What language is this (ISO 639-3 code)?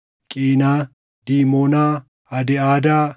orm